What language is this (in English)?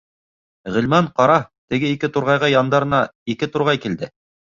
Bashkir